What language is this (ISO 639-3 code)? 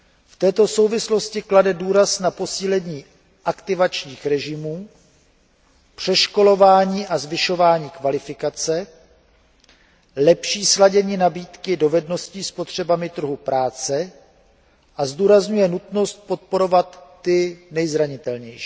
ces